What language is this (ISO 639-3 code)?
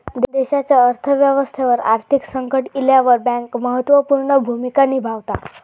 mar